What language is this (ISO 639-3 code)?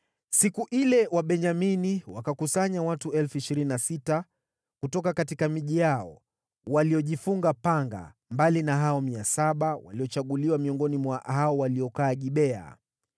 swa